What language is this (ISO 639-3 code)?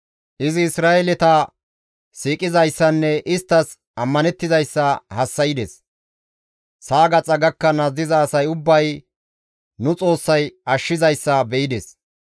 gmv